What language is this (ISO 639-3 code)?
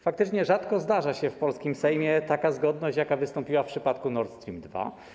pol